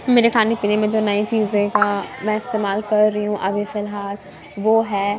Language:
Urdu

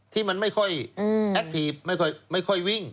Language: Thai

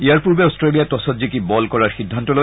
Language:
Assamese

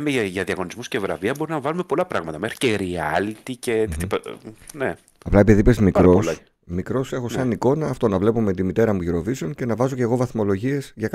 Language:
Greek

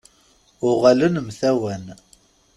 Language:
Kabyle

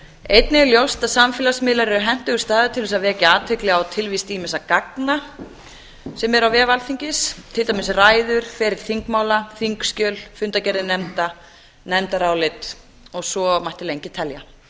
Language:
Icelandic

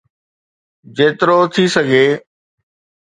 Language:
Sindhi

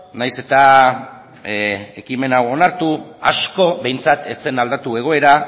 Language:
Basque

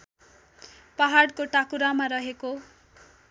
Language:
Nepali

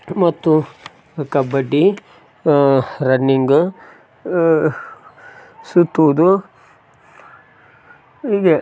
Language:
Kannada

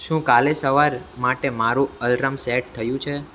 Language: Gujarati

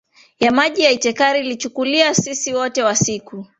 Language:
Swahili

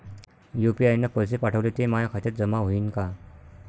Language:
Marathi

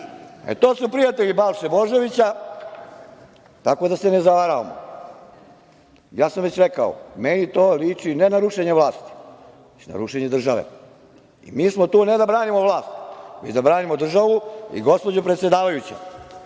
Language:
Serbian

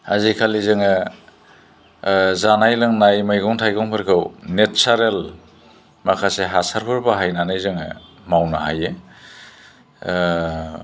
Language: Bodo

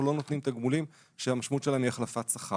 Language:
Hebrew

